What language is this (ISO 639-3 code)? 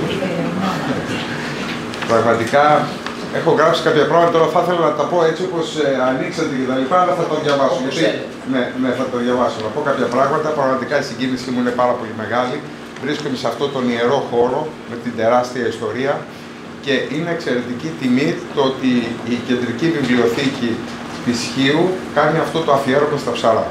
ell